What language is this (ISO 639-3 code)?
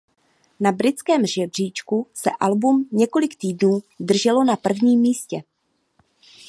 ces